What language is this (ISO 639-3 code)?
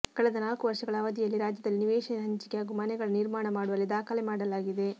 kan